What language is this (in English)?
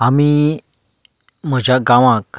Konkani